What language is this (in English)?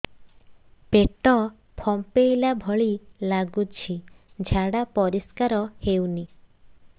Odia